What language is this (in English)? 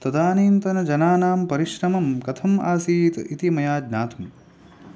Sanskrit